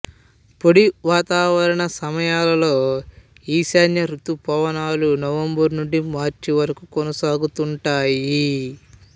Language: Telugu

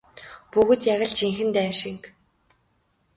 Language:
Mongolian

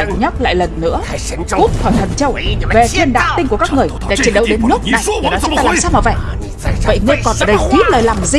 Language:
Vietnamese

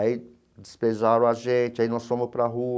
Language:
Portuguese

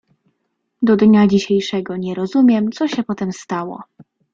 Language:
Polish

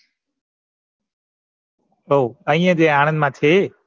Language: Gujarati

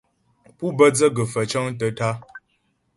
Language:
Ghomala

